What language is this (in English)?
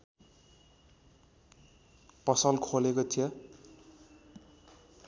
Nepali